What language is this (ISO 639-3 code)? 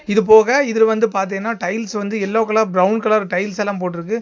tam